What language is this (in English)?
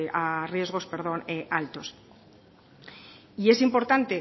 Spanish